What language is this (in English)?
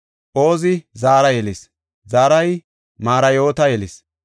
Gofa